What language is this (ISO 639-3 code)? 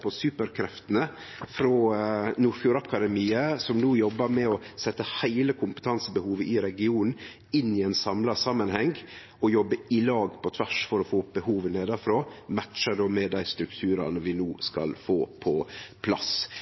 nno